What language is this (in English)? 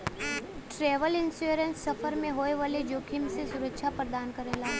Bhojpuri